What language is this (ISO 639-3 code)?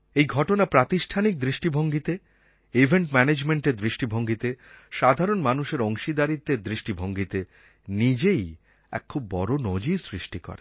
ben